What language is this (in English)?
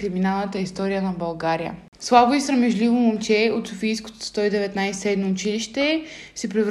Bulgarian